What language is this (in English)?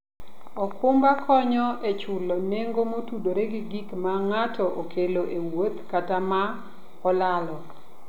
Luo (Kenya and Tanzania)